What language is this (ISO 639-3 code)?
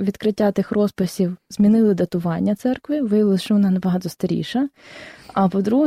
ukr